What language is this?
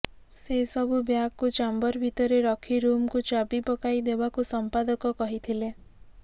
Odia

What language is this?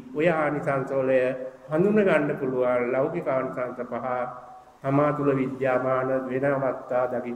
Indonesian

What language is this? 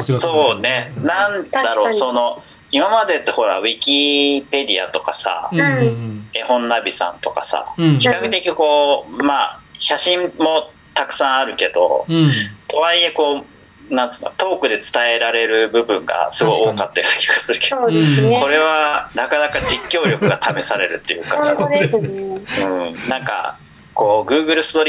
Japanese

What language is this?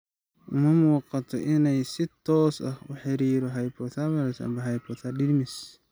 Somali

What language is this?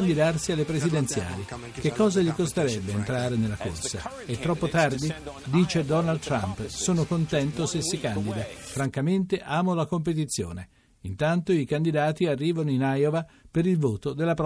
Italian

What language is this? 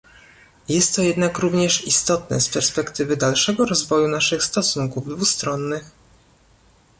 Polish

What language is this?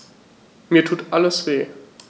German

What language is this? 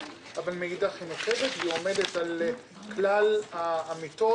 Hebrew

